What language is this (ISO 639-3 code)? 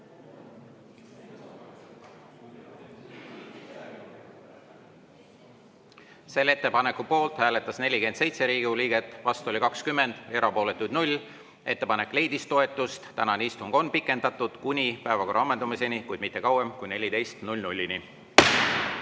est